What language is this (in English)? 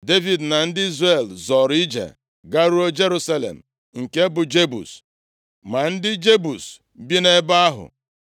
Igbo